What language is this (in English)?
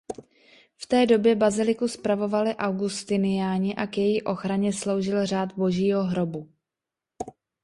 Czech